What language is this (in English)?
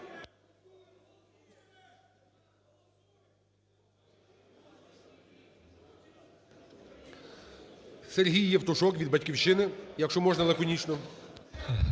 Ukrainian